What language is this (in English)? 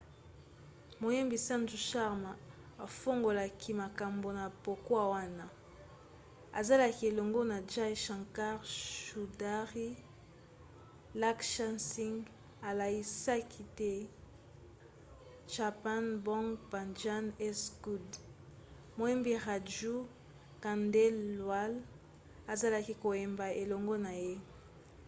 Lingala